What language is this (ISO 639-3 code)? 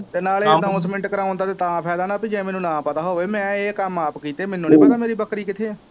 pan